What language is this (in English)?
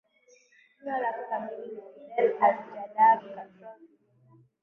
Swahili